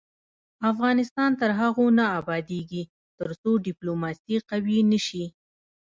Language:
Pashto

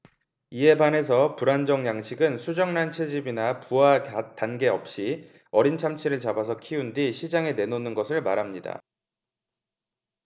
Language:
Korean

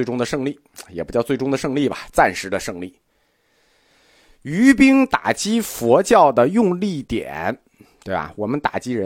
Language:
Chinese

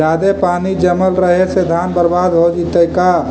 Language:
Magahi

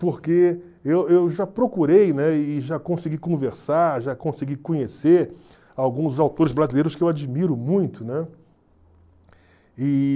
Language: Portuguese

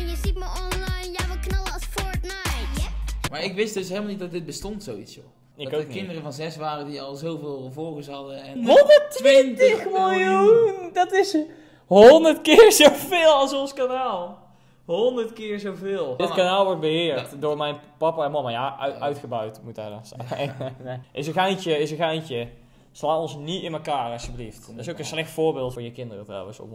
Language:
Dutch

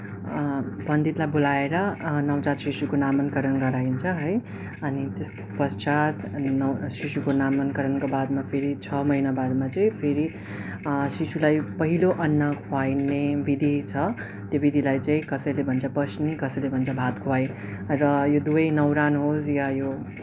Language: Nepali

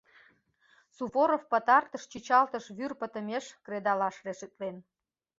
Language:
Mari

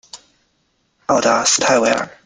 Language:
Chinese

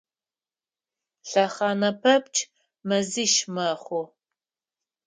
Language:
Adyghe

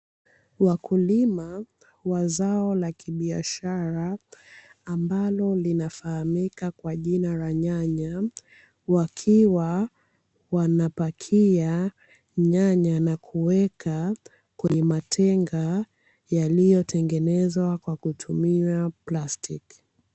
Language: Swahili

